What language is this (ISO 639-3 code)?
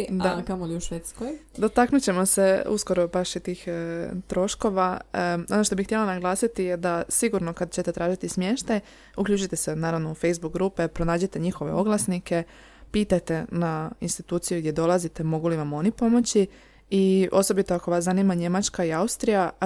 hrv